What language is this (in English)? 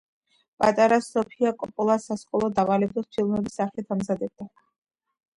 Georgian